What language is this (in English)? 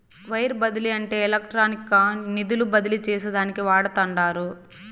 Telugu